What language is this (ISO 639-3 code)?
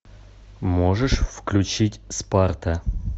rus